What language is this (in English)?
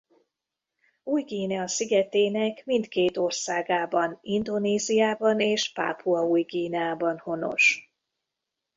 Hungarian